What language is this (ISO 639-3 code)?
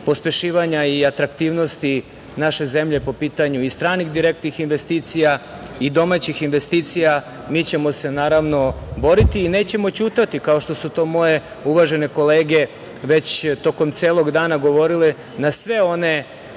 srp